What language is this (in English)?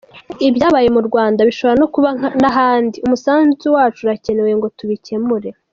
Kinyarwanda